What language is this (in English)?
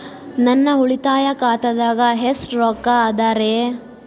Kannada